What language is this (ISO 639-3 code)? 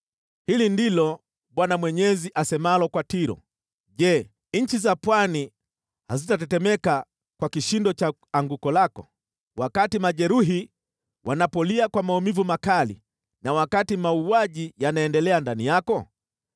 swa